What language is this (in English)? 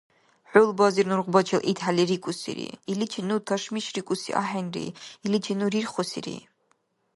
Dargwa